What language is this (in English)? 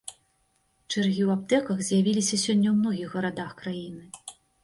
Belarusian